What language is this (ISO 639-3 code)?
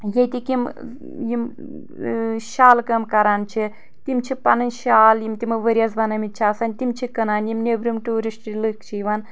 kas